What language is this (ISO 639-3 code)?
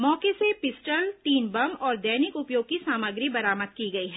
hin